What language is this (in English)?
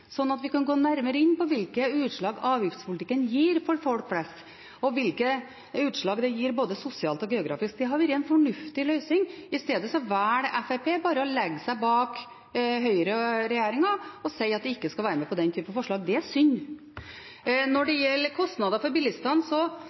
Norwegian Bokmål